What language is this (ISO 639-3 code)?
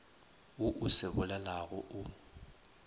nso